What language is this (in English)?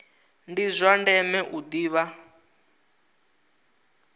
Venda